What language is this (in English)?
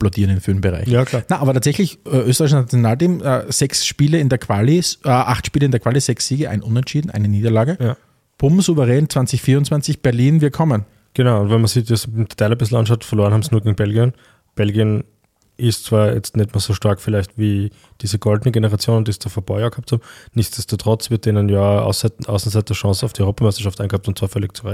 German